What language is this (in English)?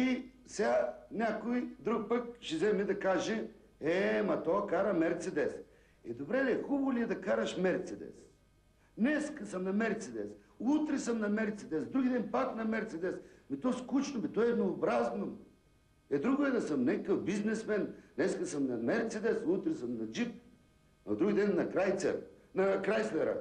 Bulgarian